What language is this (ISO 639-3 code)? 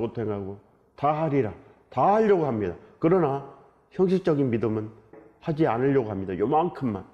kor